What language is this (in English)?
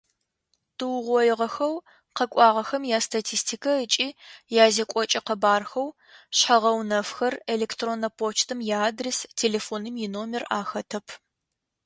Adyghe